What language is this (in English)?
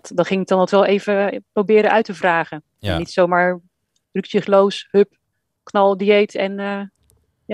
Dutch